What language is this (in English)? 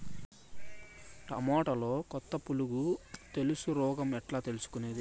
Telugu